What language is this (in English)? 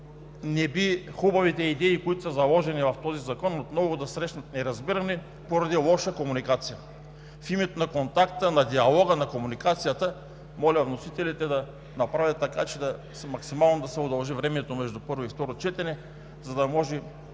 Bulgarian